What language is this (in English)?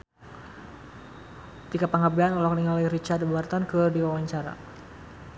Sundanese